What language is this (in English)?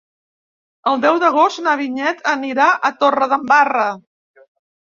Catalan